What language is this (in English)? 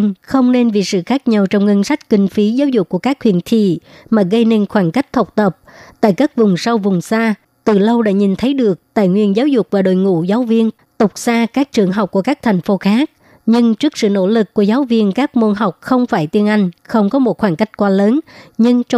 Vietnamese